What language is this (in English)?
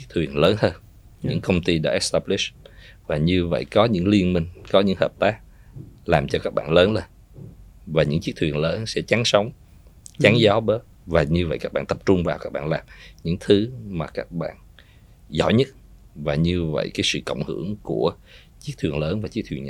Vietnamese